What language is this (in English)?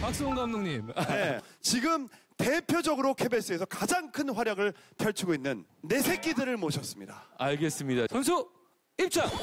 Korean